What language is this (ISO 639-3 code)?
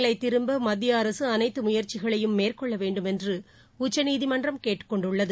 tam